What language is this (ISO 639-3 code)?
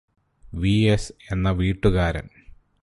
mal